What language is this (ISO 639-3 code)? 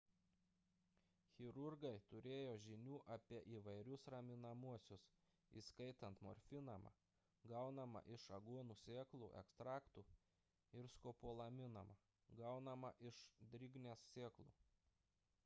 lit